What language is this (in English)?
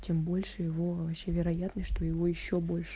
Russian